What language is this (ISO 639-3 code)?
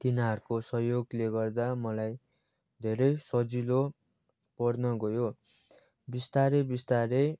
nep